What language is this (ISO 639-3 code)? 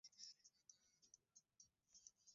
swa